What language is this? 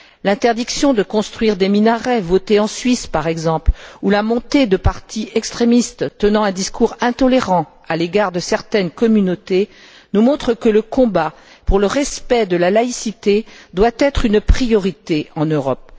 French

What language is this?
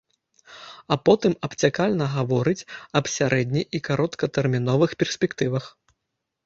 Belarusian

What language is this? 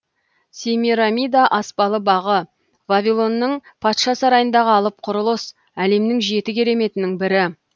Kazakh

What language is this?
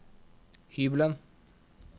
Norwegian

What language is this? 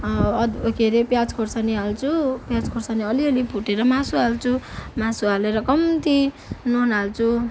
Nepali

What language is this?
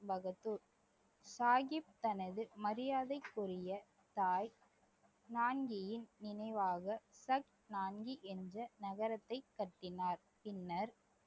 Tamil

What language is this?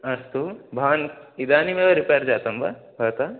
Sanskrit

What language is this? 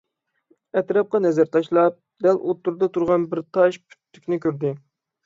Uyghur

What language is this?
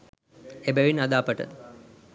Sinhala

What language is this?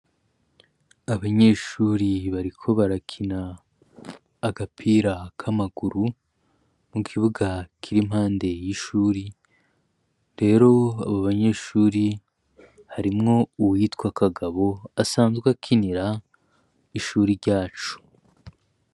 Rundi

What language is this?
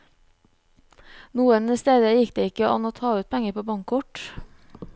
Norwegian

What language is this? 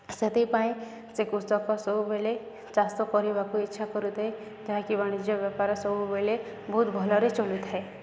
Odia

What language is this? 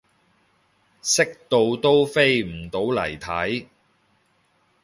Cantonese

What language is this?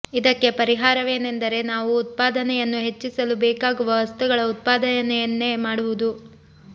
Kannada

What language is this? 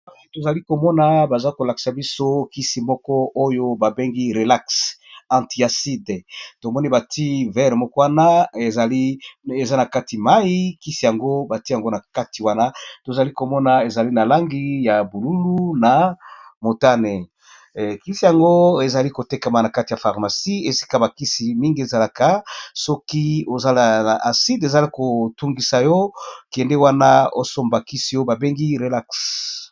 Lingala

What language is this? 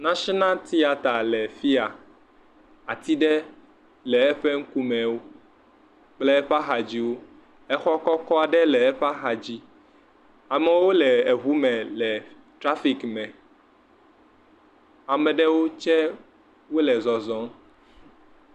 Ewe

